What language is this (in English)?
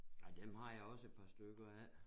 Danish